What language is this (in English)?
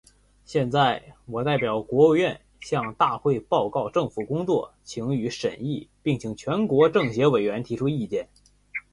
Chinese